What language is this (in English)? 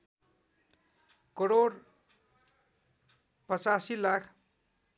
Nepali